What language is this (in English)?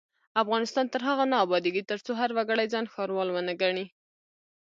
Pashto